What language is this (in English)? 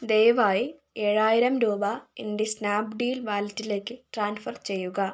Malayalam